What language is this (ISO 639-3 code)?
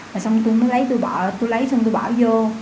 vie